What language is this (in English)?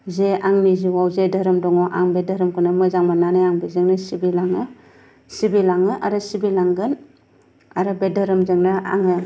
Bodo